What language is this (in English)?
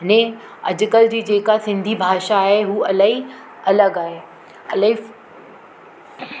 Sindhi